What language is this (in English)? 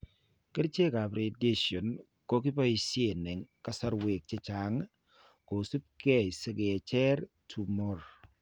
Kalenjin